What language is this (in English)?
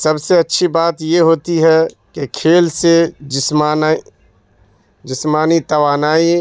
Urdu